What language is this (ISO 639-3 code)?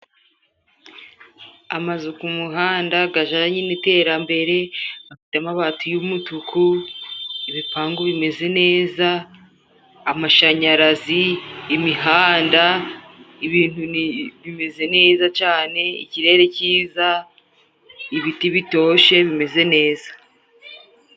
kin